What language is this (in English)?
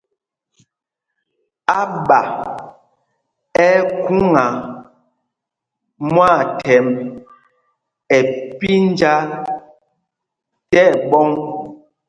Mpumpong